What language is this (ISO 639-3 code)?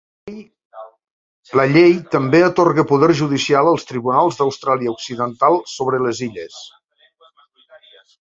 cat